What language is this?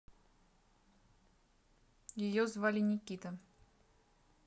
Russian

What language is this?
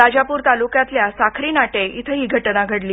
Marathi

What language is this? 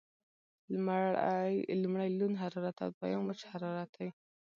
Pashto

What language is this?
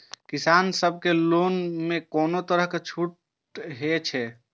Maithili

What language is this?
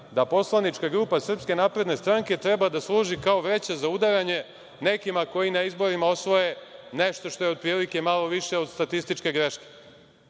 Serbian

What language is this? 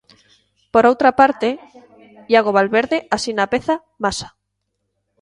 Galician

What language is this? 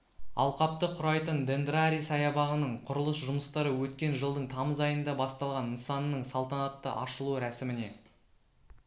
Kazakh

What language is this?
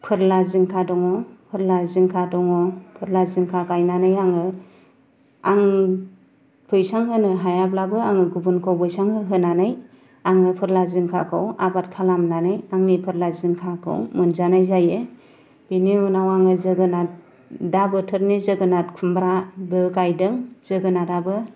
Bodo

